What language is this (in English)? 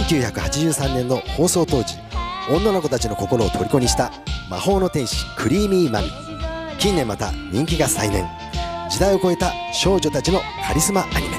Japanese